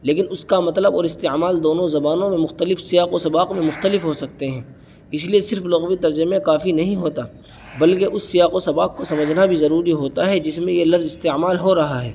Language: Urdu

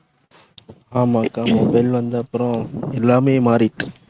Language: Tamil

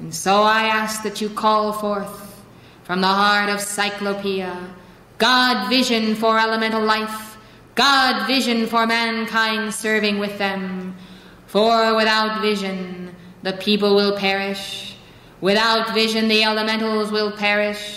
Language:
English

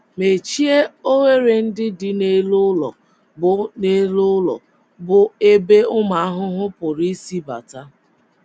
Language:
Igbo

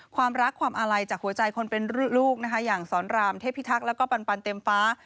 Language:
Thai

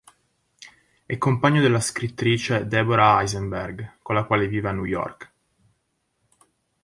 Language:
Italian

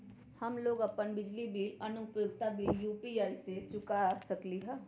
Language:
Magahi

